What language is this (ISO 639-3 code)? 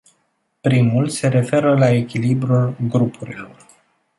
ron